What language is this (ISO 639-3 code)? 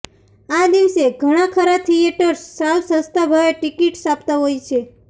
guj